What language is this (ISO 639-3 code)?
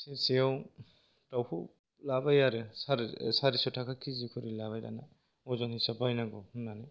brx